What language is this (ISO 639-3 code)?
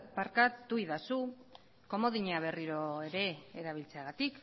eus